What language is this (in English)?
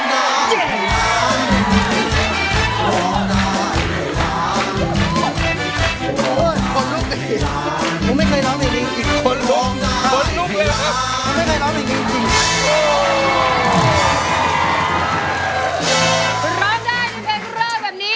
Thai